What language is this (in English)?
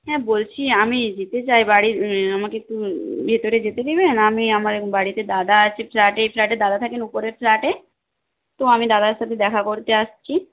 Bangla